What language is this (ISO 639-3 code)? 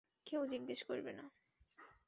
ben